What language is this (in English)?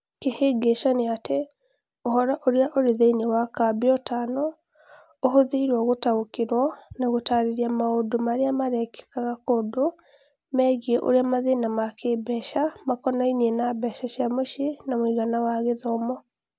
Kikuyu